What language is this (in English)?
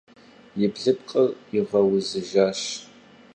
Kabardian